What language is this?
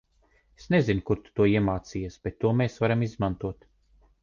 Latvian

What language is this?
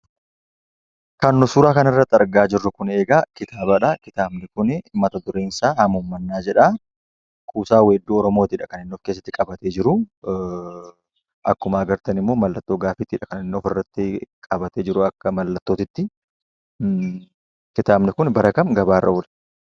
Oromo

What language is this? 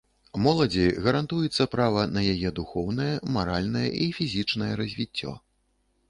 Belarusian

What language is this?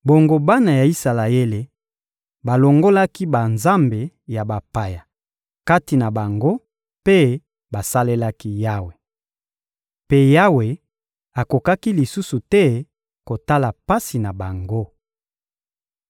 Lingala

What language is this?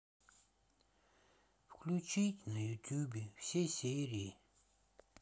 Russian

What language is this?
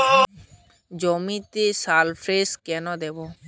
Bangla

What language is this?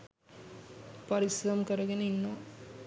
Sinhala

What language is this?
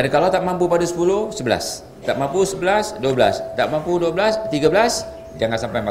Malay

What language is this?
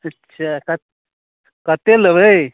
Maithili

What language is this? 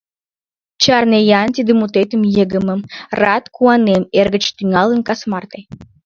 Mari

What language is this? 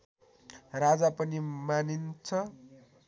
Nepali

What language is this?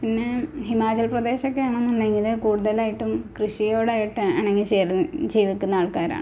Malayalam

